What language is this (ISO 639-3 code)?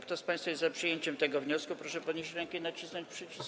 pol